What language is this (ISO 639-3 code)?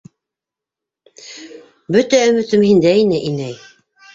bak